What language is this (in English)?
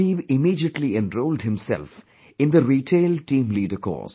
English